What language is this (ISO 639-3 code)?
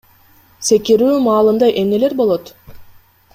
kir